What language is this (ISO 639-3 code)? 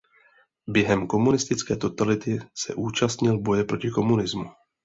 ces